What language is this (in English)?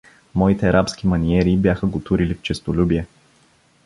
Bulgarian